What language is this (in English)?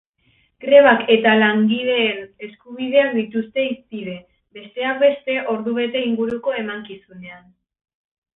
Basque